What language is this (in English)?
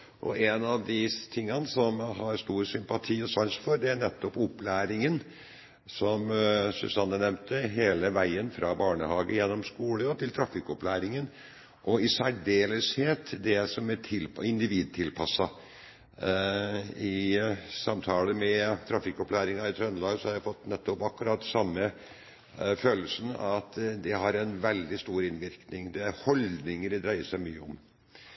Norwegian Bokmål